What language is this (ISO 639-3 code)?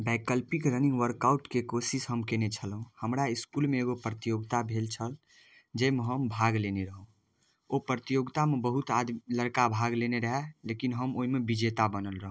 mai